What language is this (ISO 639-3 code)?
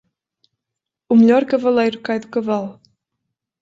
por